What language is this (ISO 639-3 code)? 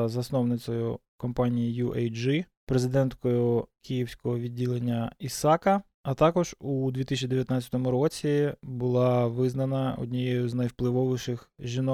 ukr